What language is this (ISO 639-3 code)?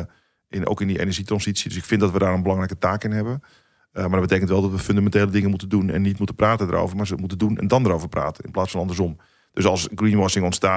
nld